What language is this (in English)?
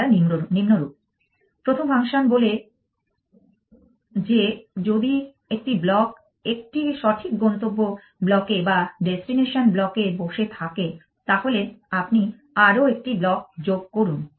Bangla